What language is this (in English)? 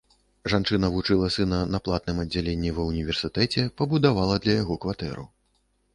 Belarusian